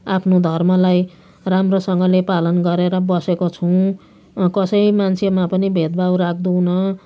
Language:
Nepali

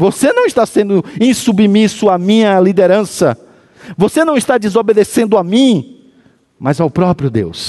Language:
Portuguese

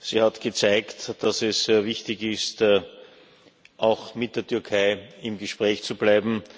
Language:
German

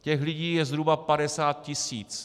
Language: Czech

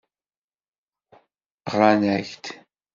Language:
Kabyle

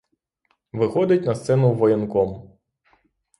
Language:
Ukrainian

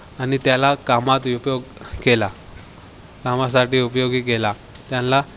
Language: Marathi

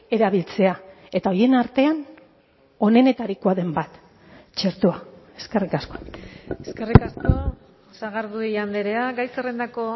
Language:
Basque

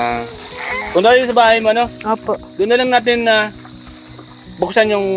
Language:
Filipino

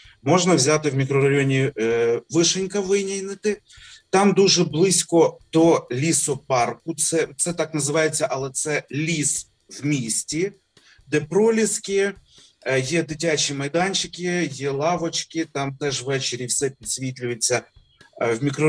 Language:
Ukrainian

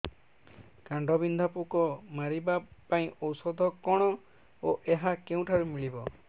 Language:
Odia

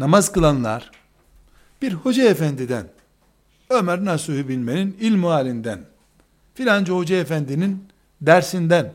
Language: Turkish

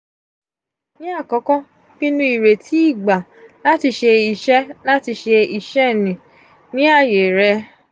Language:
Yoruba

